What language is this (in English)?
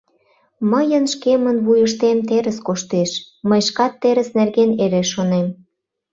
Mari